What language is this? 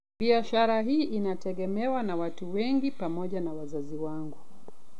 Luo (Kenya and Tanzania)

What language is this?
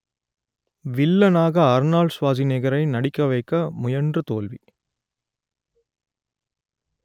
Tamil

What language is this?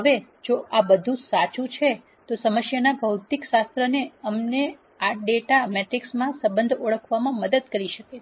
Gujarati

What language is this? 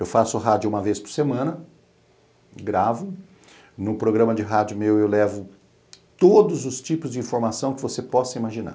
Portuguese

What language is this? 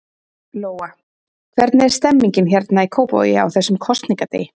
Icelandic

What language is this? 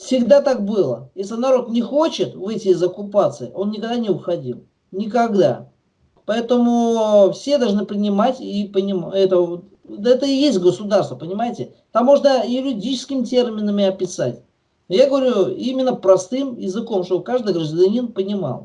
Russian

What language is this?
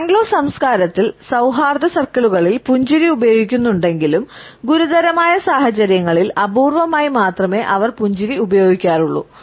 Malayalam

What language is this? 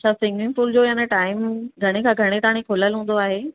Sindhi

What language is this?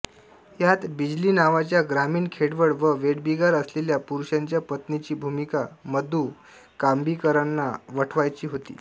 Marathi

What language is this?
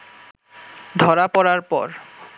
Bangla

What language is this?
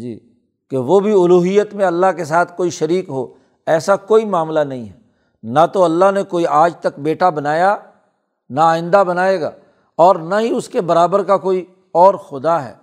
Urdu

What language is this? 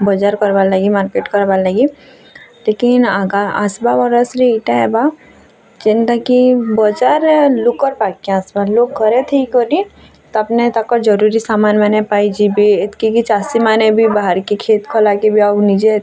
Odia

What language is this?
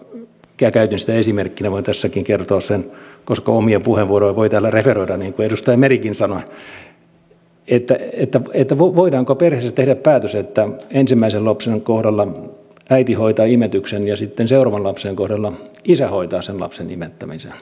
Finnish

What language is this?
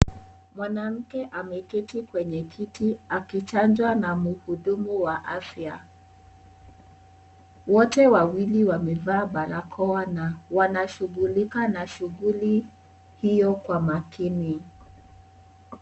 Swahili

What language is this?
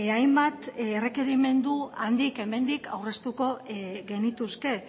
Basque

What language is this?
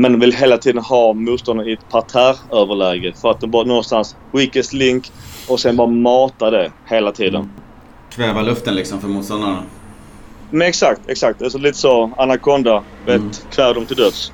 Swedish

